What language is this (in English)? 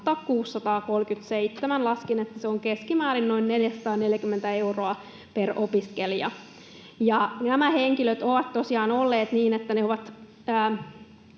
Finnish